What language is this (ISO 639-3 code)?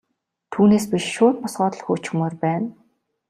mon